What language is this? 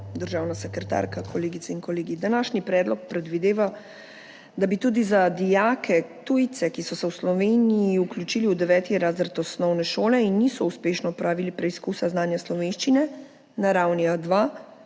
Slovenian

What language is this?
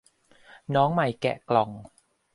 Thai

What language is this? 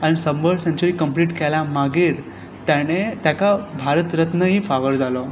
Konkani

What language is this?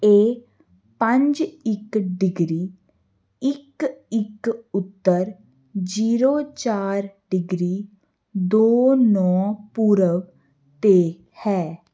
Punjabi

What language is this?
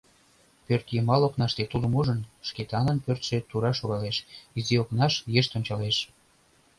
Mari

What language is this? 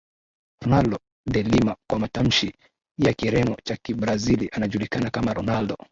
Swahili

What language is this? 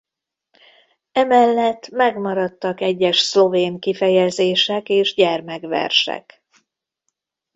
Hungarian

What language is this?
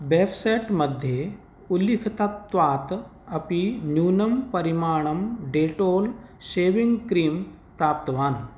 Sanskrit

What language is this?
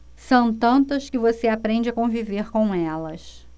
Portuguese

